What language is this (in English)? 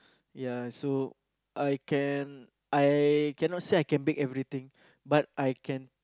English